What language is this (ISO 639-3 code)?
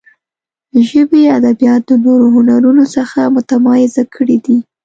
pus